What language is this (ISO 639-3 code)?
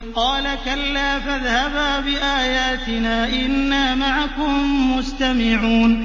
ara